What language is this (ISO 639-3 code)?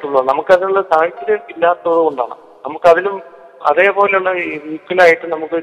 mal